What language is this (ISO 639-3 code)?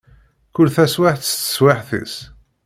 kab